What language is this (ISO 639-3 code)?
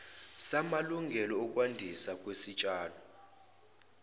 zul